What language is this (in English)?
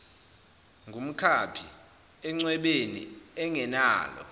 Zulu